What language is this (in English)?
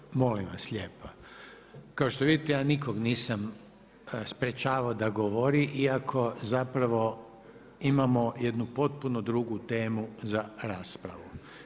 Croatian